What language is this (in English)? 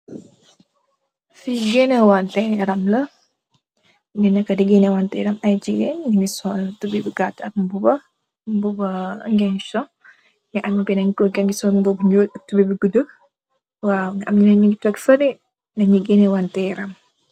Wolof